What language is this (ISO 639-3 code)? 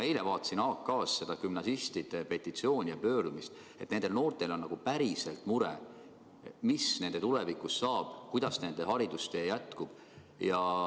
est